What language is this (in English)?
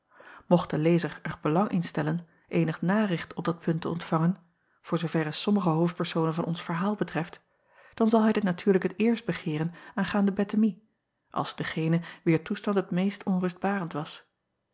Dutch